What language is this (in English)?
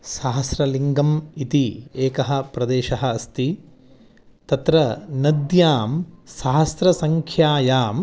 Sanskrit